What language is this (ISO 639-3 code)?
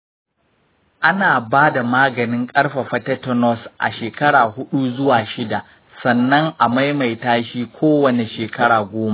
hau